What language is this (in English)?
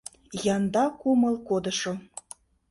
Mari